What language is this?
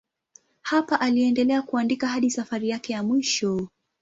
Swahili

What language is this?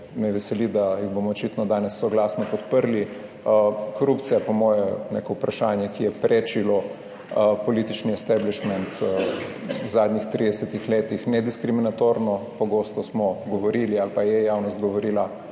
Slovenian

